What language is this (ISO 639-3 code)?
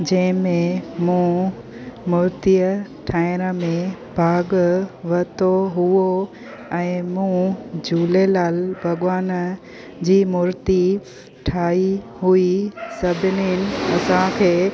snd